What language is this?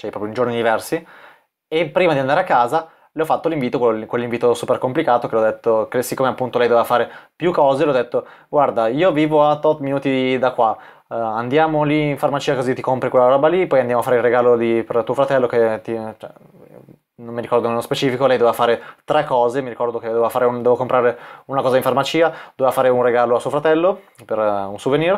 Italian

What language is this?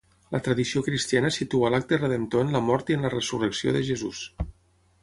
Catalan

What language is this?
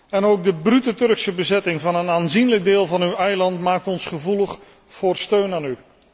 Dutch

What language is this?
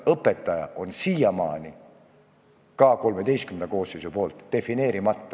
Estonian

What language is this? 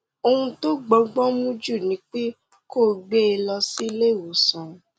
Yoruba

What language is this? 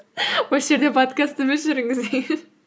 Kazakh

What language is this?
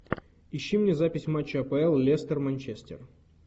Russian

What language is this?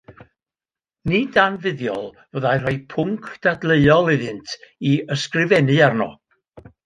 Welsh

